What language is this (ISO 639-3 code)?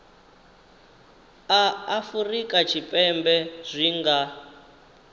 ven